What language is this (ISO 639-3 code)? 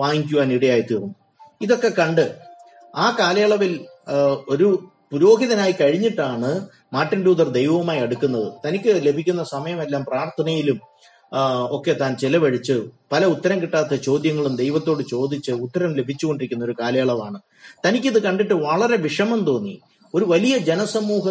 mal